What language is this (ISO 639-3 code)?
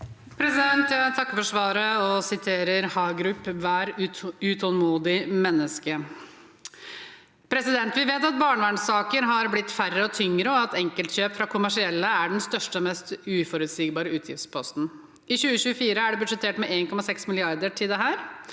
nor